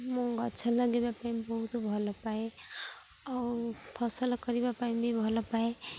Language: Odia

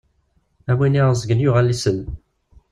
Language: Kabyle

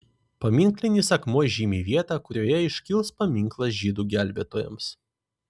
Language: Lithuanian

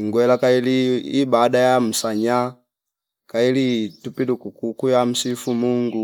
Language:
Fipa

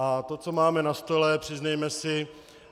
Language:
Czech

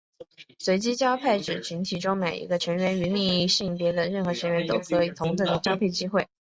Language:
Chinese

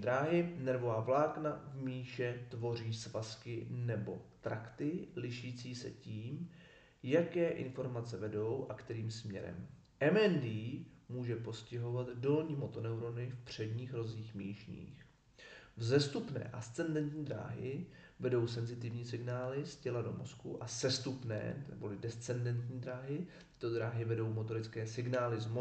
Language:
Czech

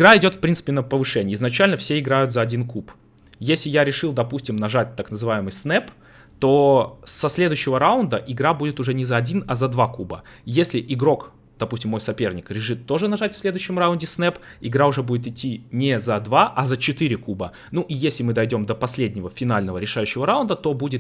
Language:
Russian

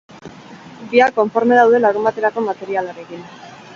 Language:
Basque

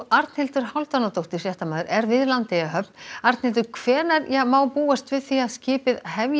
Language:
Icelandic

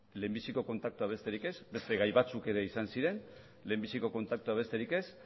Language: Basque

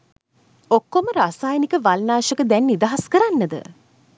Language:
Sinhala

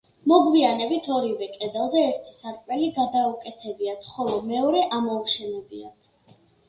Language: Georgian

